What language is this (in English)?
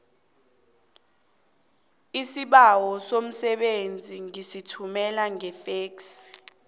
South Ndebele